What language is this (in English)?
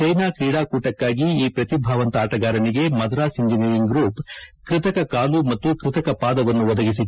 Kannada